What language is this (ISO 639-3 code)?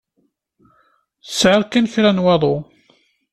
kab